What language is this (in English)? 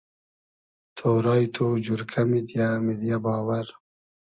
Hazaragi